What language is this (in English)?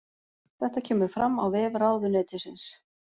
Icelandic